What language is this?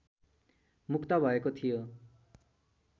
Nepali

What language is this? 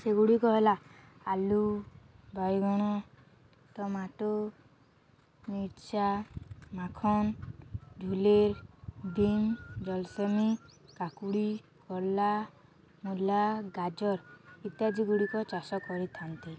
Odia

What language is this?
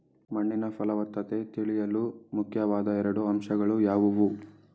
Kannada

